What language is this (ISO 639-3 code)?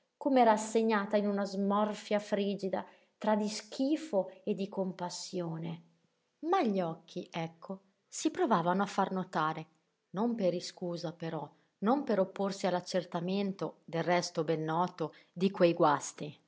ita